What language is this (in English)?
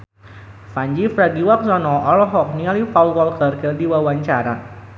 Sundanese